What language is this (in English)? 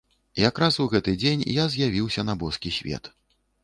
Belarusian